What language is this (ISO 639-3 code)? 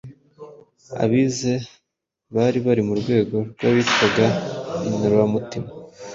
kin